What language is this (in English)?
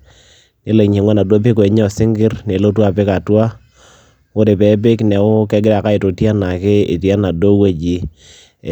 Masai